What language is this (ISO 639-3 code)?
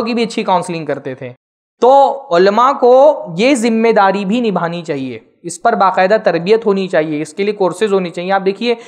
hin